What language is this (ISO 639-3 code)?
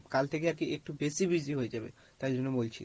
ben